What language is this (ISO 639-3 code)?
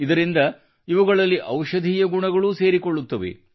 kan